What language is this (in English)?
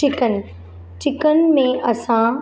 Sindhi